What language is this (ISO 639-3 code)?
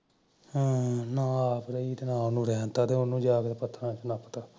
pan